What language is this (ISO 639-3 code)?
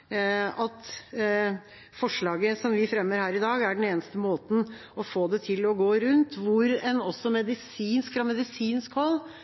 nob